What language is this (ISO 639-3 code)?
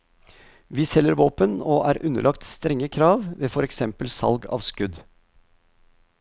nor